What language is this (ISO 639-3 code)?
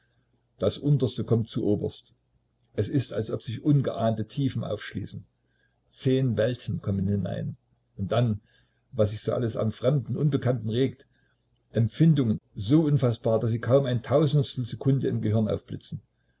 deu